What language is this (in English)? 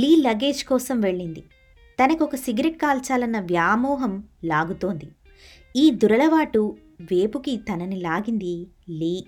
Telugu